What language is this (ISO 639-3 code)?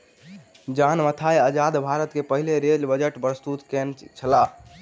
mai